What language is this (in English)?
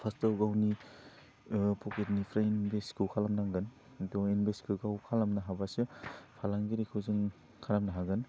Bodo